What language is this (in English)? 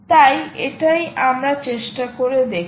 Bangla